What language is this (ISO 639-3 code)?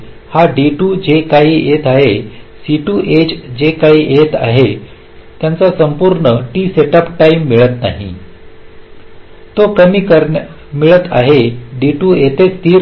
mar